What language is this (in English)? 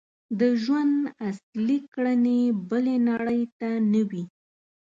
Pashto